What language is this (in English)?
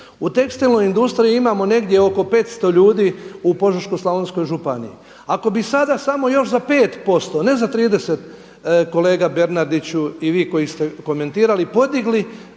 Croatian